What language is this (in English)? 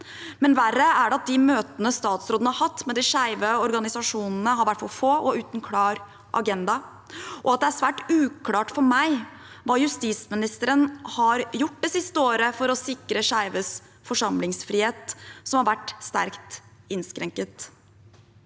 Norwegian